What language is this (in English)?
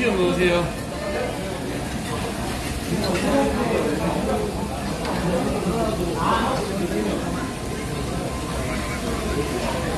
Korean